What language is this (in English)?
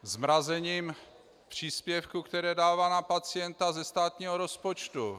Czech